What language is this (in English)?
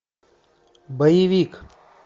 Russian